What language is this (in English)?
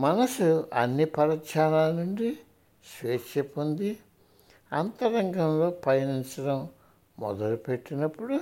Telugu